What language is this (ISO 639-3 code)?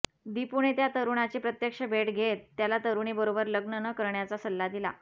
mar